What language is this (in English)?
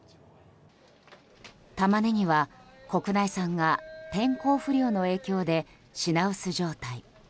Japanese